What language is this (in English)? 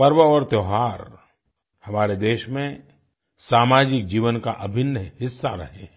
Hindi